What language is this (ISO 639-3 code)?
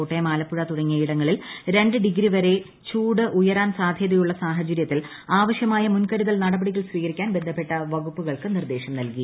mal